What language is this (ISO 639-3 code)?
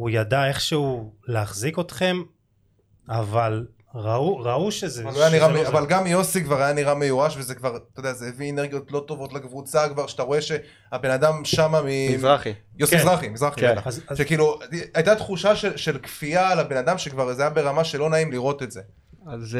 heb